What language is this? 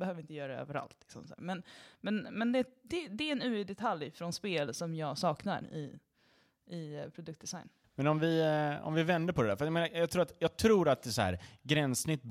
Swedish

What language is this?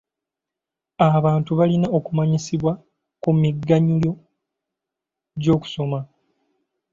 Ganda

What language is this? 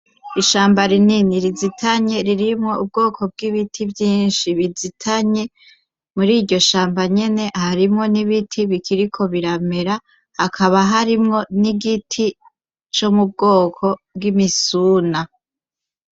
Rundi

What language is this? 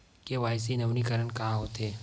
Chhattisgarhi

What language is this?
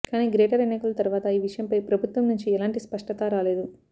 Telugu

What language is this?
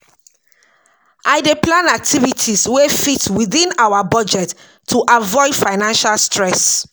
Nigerian Pidgin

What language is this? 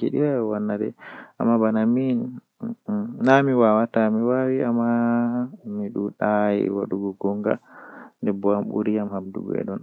Western Niger Fulfulde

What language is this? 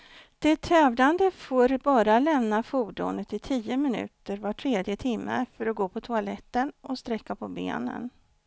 Swedish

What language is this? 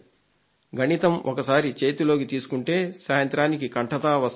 Telugu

